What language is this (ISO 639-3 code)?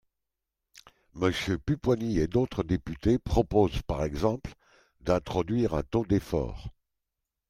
fra